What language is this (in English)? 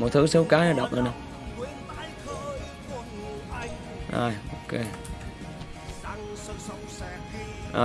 Vietnamese